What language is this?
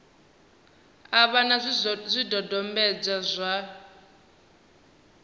Venda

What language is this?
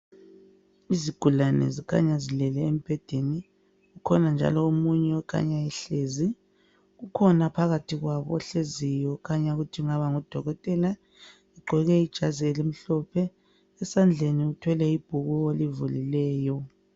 North Ndebele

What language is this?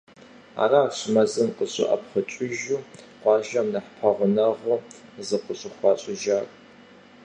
Kabardian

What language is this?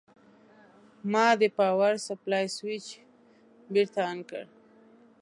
Pashto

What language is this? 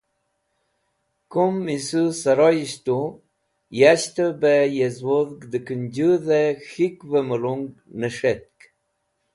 Wakhi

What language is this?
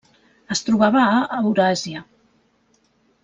Catalan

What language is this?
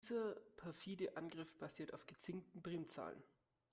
German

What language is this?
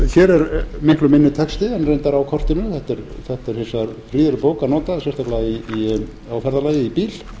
Icelandic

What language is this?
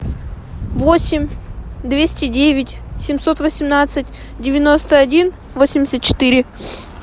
Russian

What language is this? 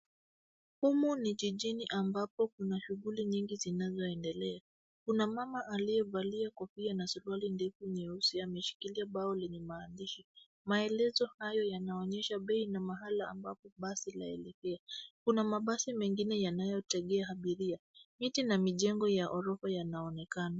Swahili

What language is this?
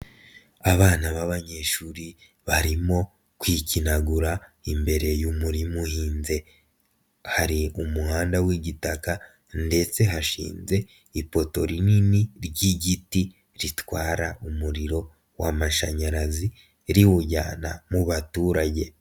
Kinyarwanda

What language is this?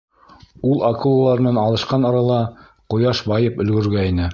Bashkir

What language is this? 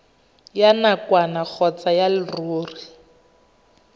Tswana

